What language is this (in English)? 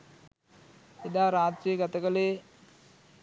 Sinhala